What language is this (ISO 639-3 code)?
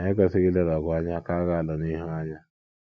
ibo